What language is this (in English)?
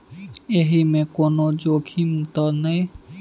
Maithili